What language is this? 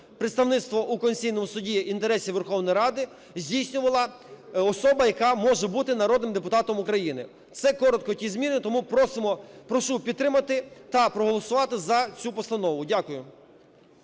Ukrainian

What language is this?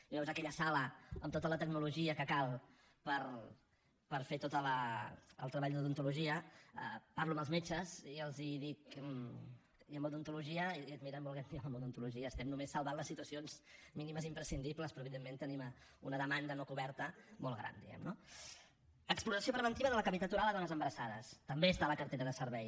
Catalan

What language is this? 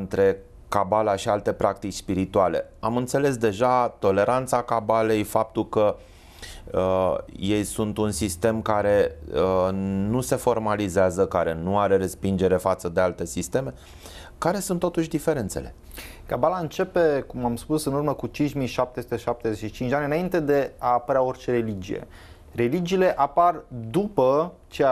Romanian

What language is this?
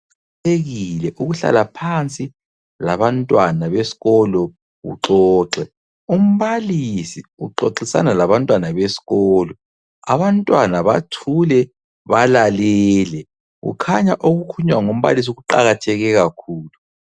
North Ndebele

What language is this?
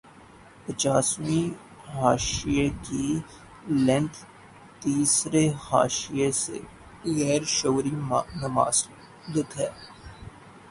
Urdu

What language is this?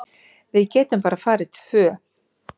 Icelandic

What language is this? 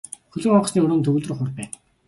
Mongolian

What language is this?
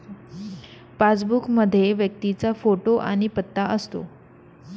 Marathi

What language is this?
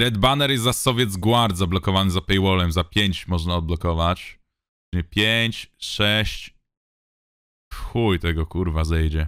Polish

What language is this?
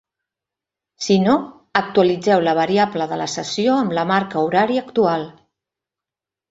Catalan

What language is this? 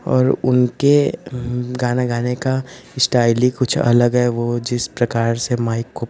Hindi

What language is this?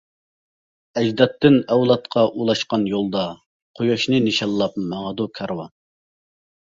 Uyghur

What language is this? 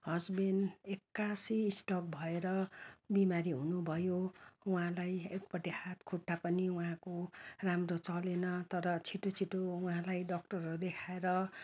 Nepali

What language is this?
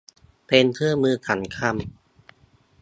Thai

